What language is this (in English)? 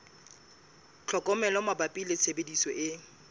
Southern Sotho